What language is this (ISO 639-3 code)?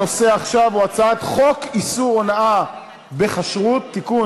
heb